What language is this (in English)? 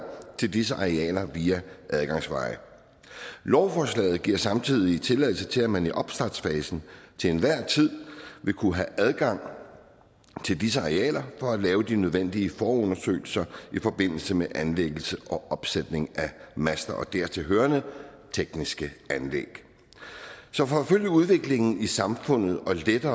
Danish